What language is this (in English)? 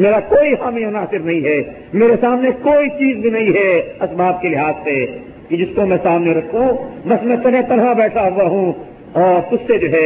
Urdu